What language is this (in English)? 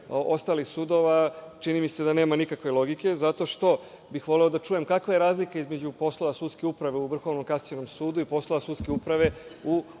Serbian